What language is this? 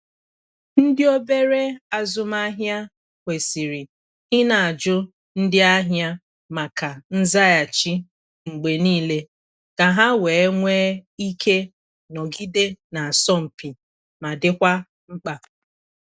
Igbo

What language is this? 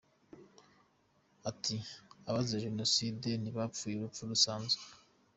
Kinyarwanda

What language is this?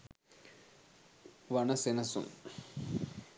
Sinhala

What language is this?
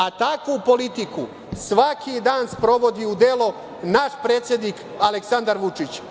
Serbian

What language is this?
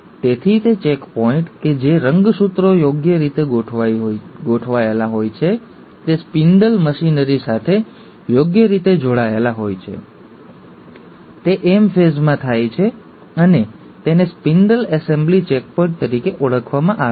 Gujarati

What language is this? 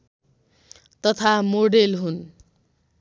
Nepali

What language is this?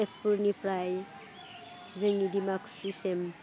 Bodo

